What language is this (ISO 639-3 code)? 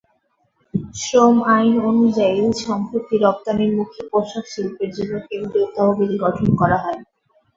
ben